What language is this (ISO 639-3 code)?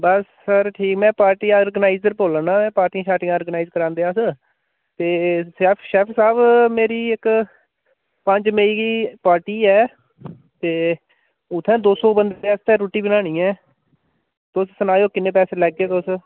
doi